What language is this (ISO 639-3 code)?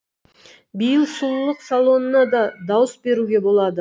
kaz